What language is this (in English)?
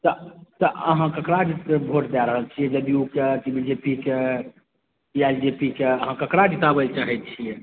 Maithili